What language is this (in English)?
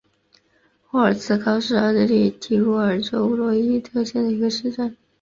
Chinese